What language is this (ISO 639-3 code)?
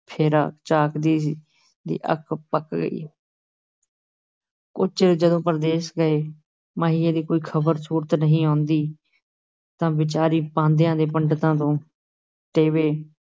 pan